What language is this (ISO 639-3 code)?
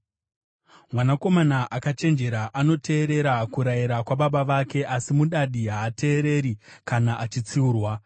sna